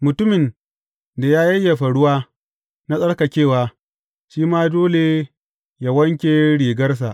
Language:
Hausa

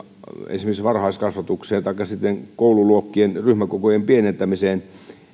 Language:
Finnish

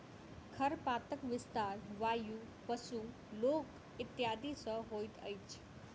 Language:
Maithili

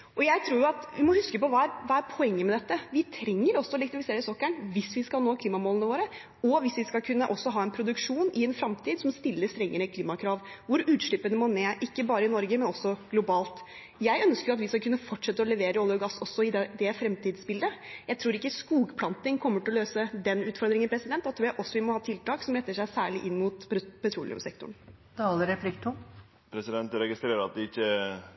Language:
Norwegian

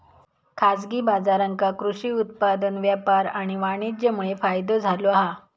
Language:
Marathi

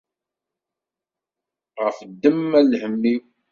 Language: Kabyle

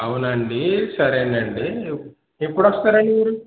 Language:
Telugu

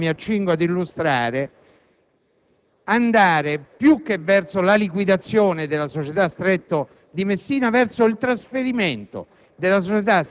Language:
Italian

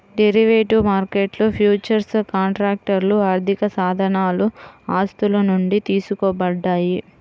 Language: Telugu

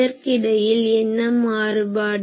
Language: Tamil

